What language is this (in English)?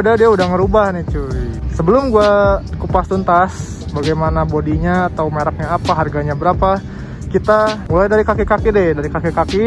Indonesian